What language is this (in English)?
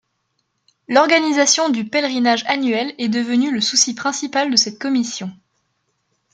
French